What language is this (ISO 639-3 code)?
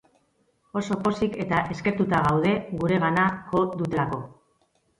eus